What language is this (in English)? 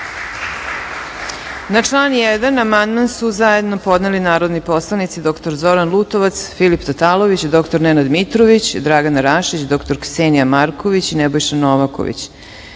Serbian